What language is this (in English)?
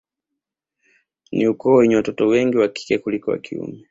Swahili